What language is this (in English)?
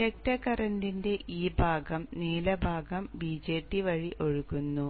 Malayalam